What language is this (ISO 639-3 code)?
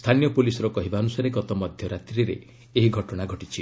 ori